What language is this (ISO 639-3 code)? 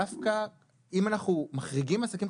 heb